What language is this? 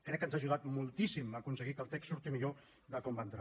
Catalan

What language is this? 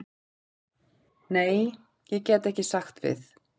Icelandic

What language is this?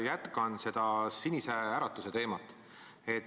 Estonian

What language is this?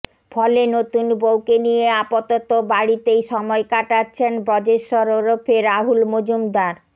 Bangla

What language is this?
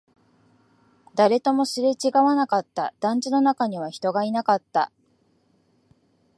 Japanese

